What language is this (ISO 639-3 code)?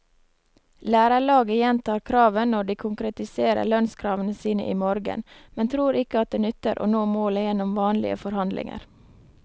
nor